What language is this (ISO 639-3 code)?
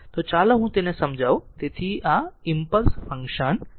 guj